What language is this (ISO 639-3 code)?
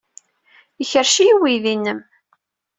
kab